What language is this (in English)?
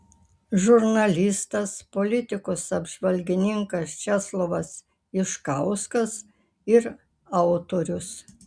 Lithuanian